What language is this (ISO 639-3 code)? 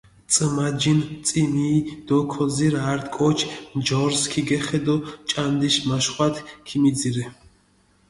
xmf